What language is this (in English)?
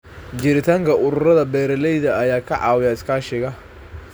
Somali